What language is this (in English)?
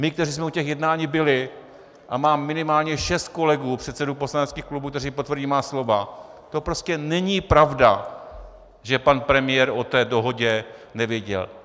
Czech